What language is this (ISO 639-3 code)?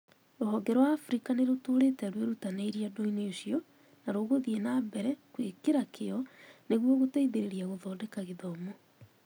kik